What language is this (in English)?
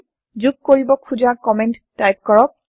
Assamese